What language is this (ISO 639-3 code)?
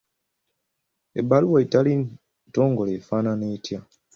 lug